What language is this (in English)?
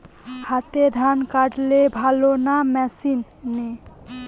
Bangla